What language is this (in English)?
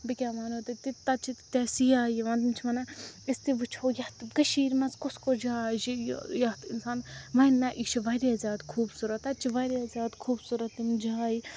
Kashmiri